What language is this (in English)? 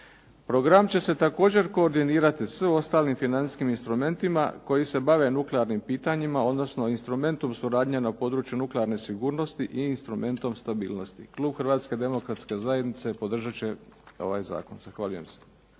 Croatian